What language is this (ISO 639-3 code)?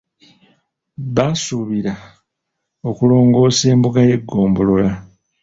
lug